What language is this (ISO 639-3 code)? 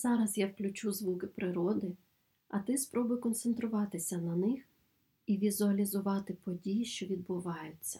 ukr